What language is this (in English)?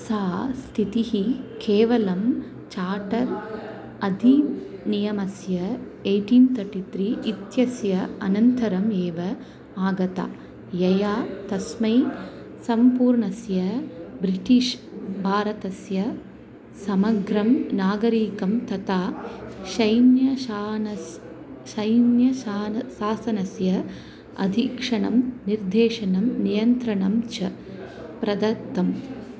Sanskrit